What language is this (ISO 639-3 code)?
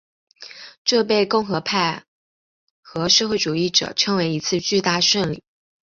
zho